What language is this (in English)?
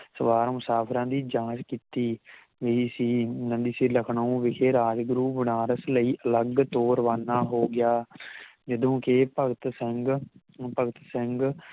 Punjabi